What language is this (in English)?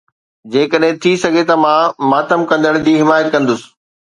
Sindhi